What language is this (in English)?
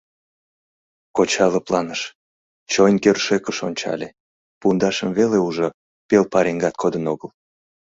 Mari